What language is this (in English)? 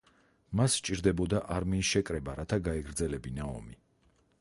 Georgian